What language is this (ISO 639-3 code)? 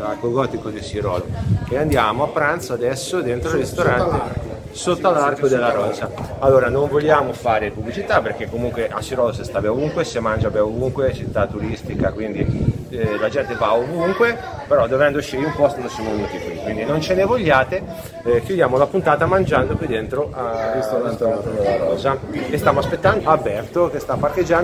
ita